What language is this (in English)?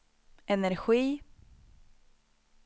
Swedish